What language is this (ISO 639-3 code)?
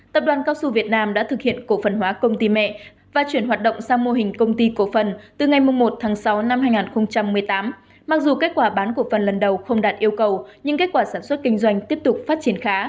vie